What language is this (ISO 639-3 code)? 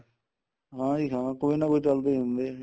pan